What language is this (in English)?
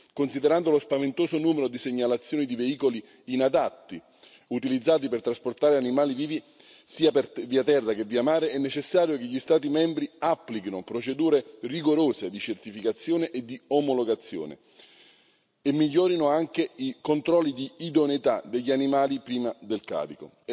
Italian